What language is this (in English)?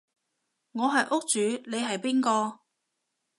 Cantonese